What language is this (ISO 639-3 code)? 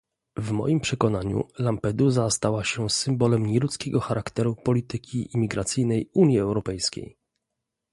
pol